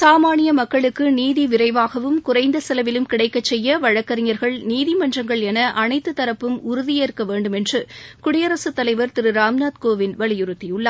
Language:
Tamil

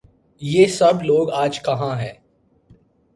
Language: Urdu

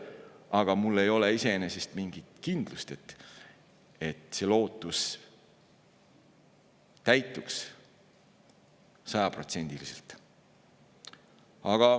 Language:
Estonian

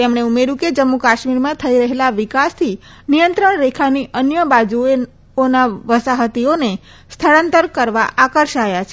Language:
Gujarati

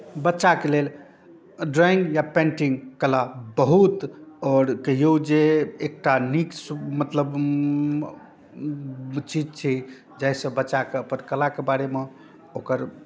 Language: Maithili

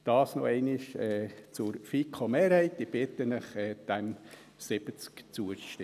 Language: Swiss German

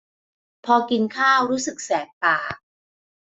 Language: Thai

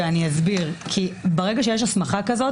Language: Hebrew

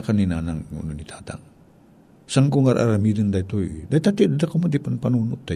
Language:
Filipino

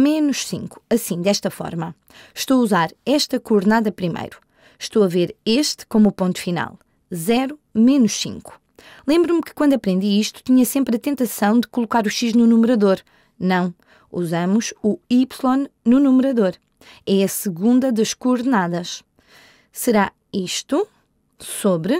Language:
Portuguese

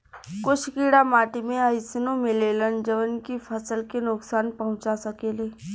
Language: Bhojpuri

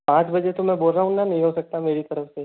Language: Hindi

